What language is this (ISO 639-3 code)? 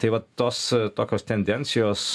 lit